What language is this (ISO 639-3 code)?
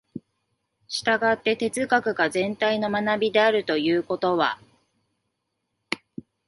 jpn